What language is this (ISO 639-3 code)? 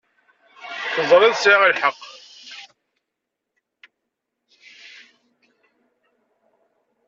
kab